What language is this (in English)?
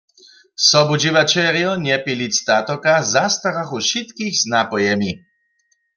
Upper Sorbian